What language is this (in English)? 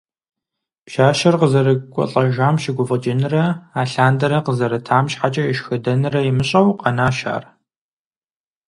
Kabardian